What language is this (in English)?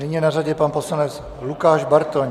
Czech